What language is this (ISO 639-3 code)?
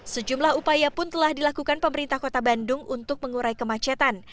ind